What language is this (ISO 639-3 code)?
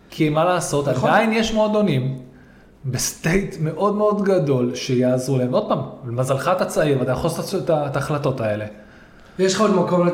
heb